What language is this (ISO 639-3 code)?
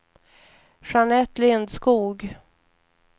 swe